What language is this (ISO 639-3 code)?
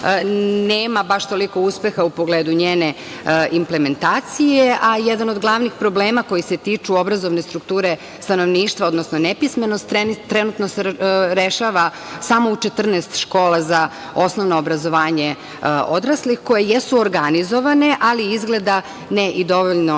srp